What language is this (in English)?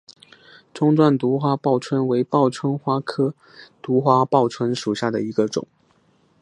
Chinese